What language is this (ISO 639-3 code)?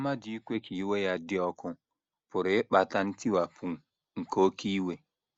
ibo